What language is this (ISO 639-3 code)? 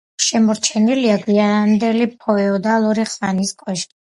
kat